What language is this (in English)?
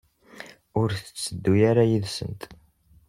Kabyle